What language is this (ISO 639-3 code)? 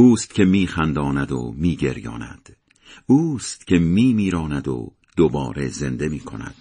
fas